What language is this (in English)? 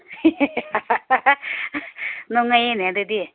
Manipuri